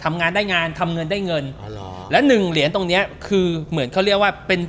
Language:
Thai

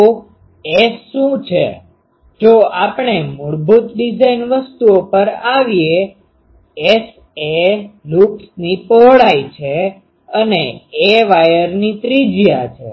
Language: Gujarati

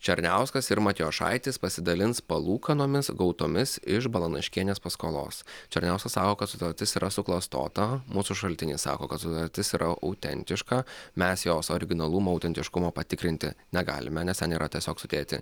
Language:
Lithuanian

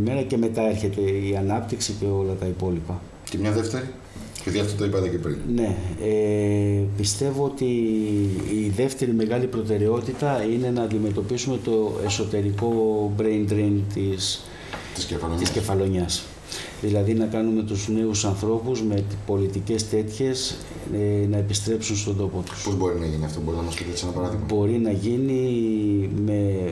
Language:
Greek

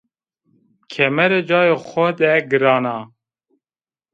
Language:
Zaza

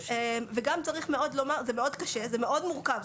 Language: Hebrew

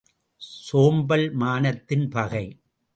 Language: Tamil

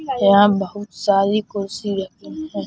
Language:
Hindi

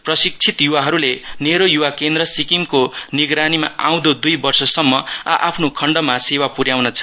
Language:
Nepali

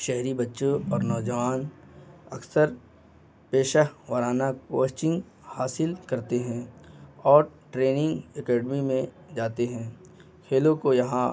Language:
Urdu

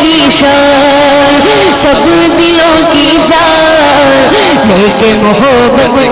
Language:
Arabic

